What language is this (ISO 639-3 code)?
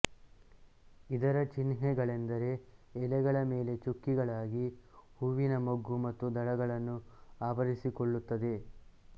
kan